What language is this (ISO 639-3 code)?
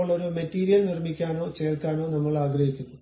mal